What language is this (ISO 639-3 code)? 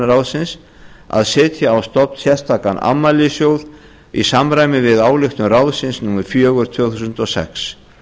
isl